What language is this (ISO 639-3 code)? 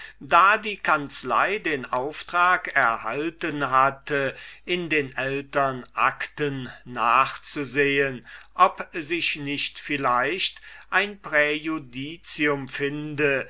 deu